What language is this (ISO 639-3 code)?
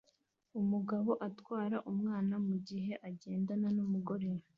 kin